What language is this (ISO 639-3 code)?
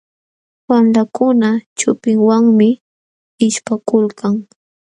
qxw